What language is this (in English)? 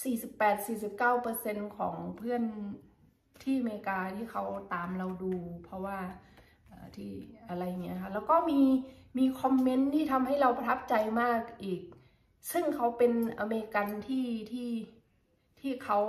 Thai